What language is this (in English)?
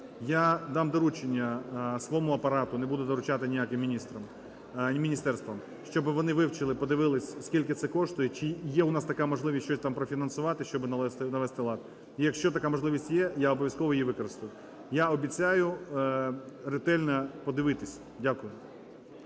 Ukrainian